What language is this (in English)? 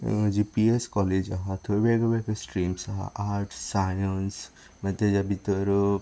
Konkani